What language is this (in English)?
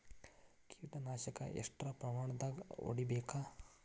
Kannada